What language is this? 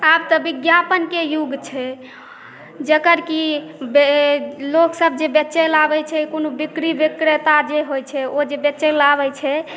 Maithili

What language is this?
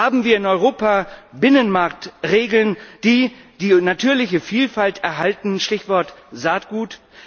German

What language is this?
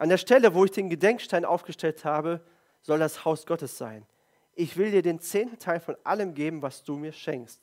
German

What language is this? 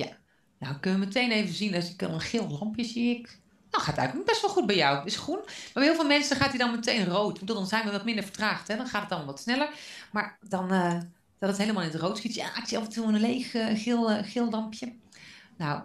Dutch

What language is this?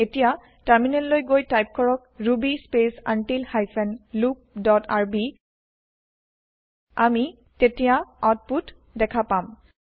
Assamese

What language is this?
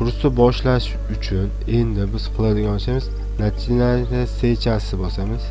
Turkish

